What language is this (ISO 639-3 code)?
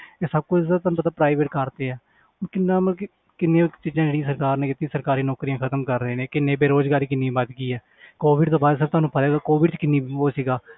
pan